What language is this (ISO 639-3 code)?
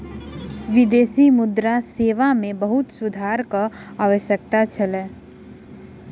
mai